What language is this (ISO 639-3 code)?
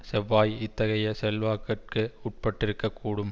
tam